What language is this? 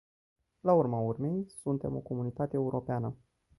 Romanian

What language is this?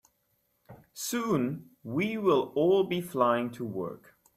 English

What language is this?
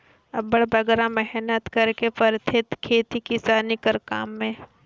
Chhattisgarhi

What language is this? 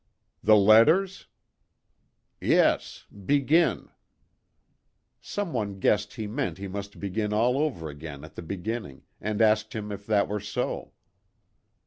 English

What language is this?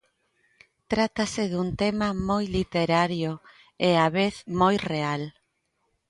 Galician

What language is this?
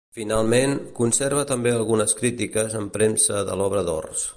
Catalan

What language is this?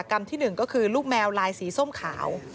Thai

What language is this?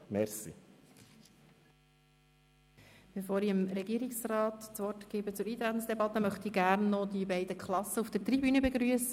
Swiss German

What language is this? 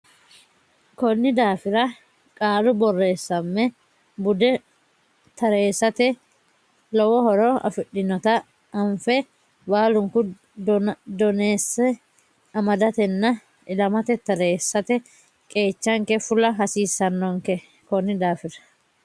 Sidamo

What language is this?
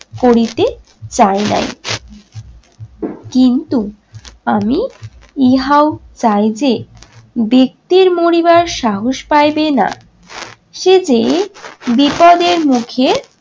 Bangla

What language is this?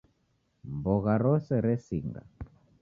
Taita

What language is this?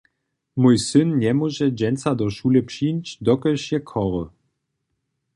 Upper Sorbian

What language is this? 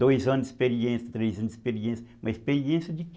Portuguese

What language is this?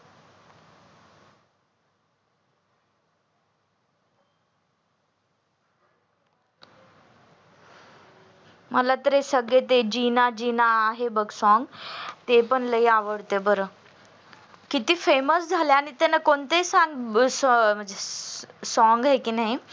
Marathi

